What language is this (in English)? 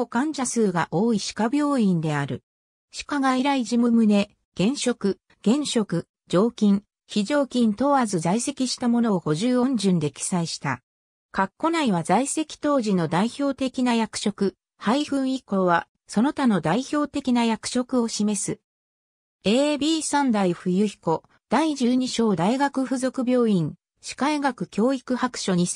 Japanese